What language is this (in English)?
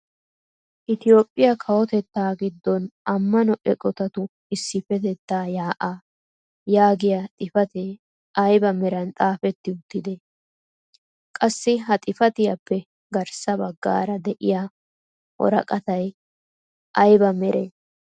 Wolaytta